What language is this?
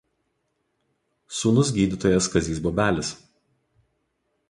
Lithuanian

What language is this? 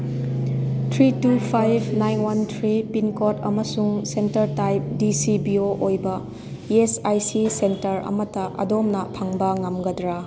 Manipuri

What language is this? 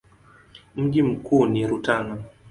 Swahili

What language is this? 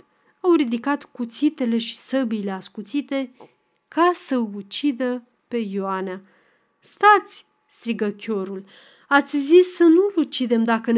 Romanian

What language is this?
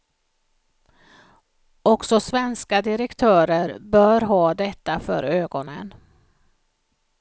Swedish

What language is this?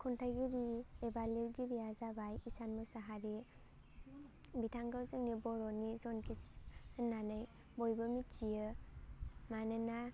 Bodo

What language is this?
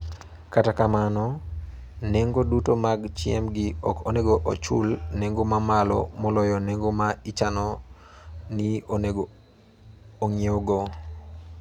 Luo (Kenya and Tanzania)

